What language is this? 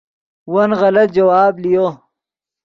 Yidgha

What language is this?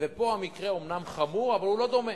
Hebrew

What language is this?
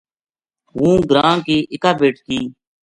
Gujari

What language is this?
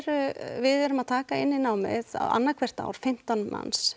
Icelandic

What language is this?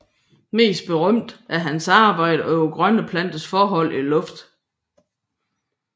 Danish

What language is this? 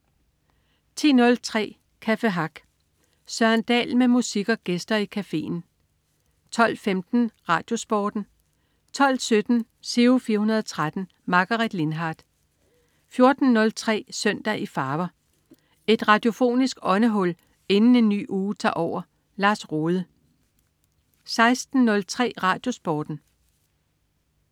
Danish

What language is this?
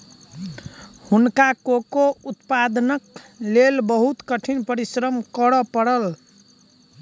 Maithili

